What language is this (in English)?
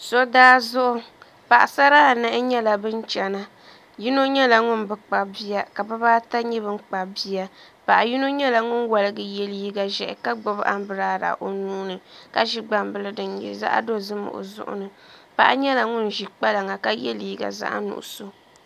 Dagbani